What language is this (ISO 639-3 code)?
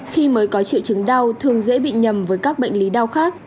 vie